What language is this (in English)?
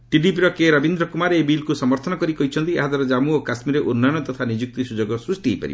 Odia